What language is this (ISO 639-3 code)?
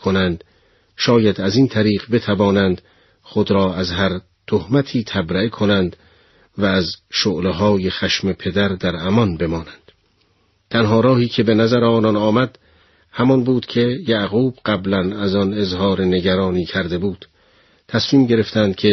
fas